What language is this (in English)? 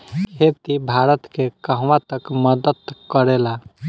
Bhojpuri